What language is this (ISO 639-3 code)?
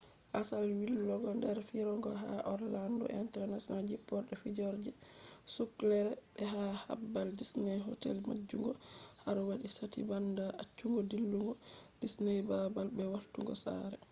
ful